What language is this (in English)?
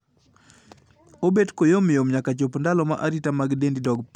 Luo (Kenya and Tanzania)